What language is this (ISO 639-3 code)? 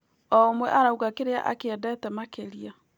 kik